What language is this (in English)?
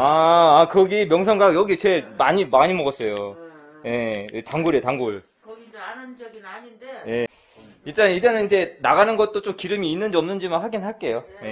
Korean